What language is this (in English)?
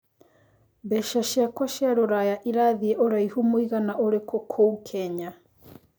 Kikuyu